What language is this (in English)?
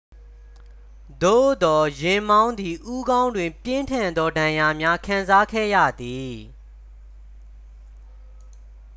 Burmese